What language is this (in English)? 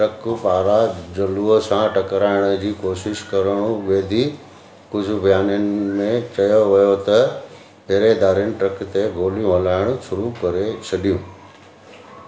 Sindhi